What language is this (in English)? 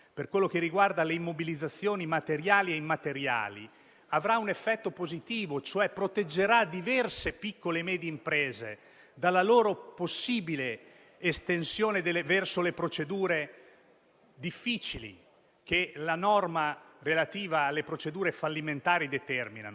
Italian